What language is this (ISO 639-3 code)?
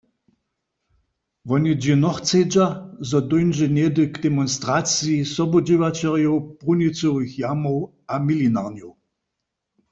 hsb